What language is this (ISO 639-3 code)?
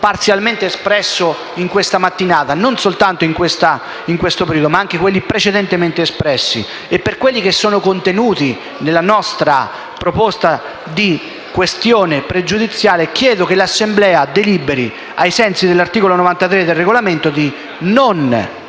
ita